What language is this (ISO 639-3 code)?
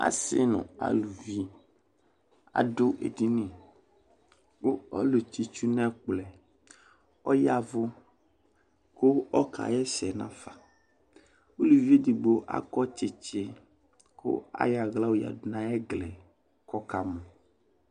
kpo